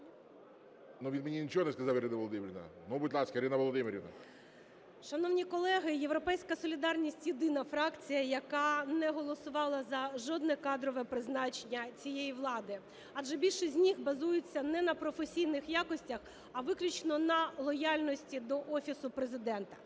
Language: Ukrainian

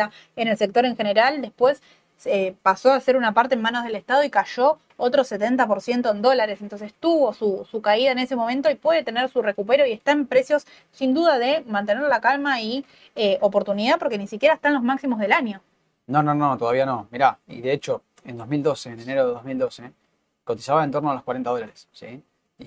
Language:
Spanish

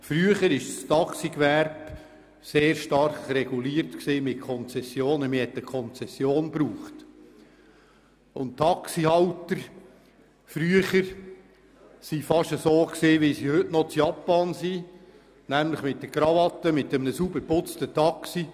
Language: Swiss German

